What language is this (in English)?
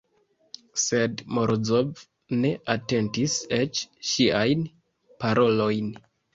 Esperanto